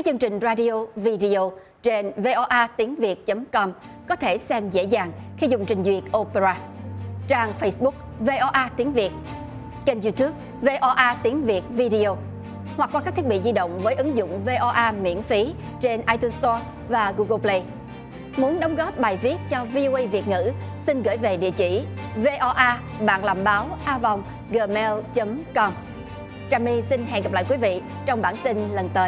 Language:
Vietnamese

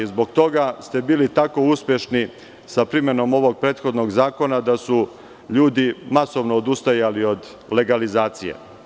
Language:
Serbian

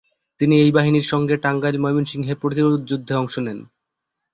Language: Bangla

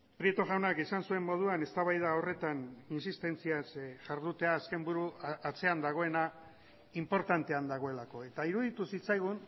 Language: Basque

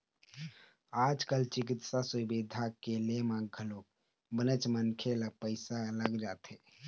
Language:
Chhattisgarhi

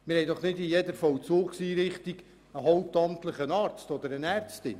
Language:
Swiss German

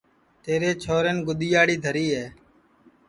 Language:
Sansi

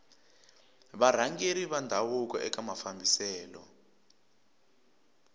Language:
Tsonga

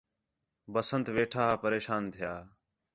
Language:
Khetrani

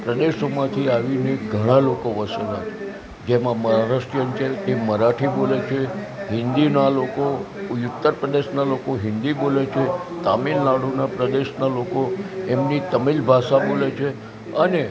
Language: Gujarati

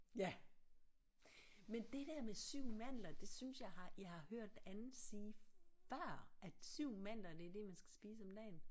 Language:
Danish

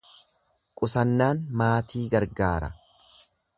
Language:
Oromo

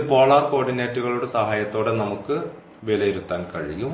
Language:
Malayalam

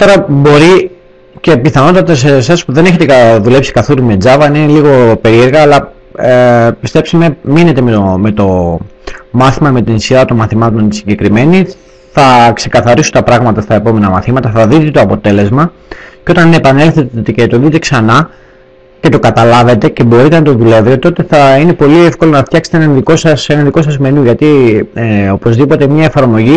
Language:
Greek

